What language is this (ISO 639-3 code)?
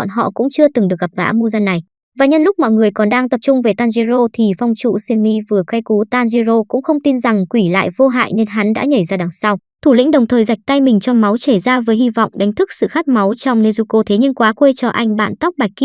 vie